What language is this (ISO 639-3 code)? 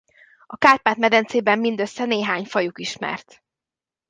hun